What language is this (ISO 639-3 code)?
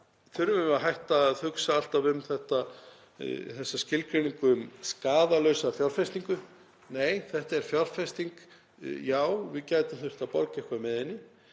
isl